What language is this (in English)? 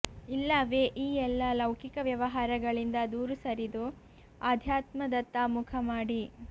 Kannada